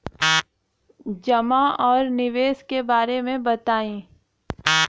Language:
Bhojpuri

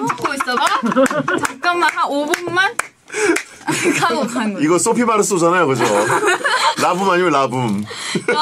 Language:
Korean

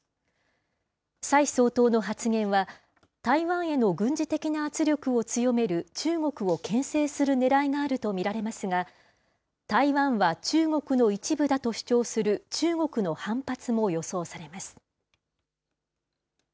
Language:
Japanese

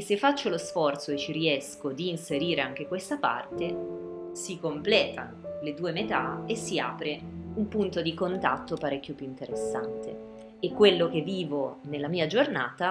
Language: Italian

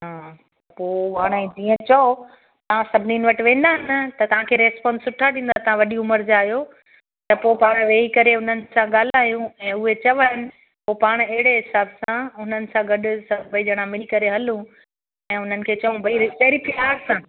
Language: Sindhi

